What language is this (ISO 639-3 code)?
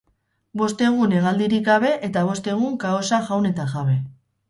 eus